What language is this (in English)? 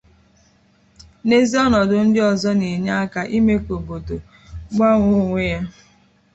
Igbo